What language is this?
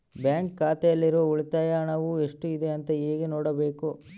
Kannada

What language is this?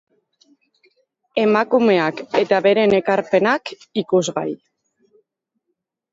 Basque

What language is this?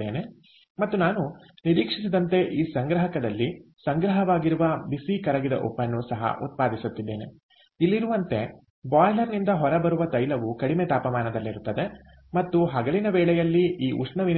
Kannada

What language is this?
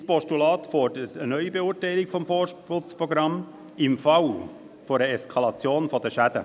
Swiss German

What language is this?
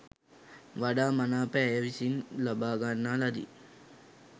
Sinhala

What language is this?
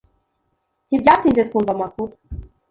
Kinyarwanda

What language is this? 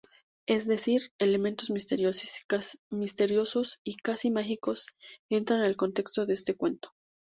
Spanish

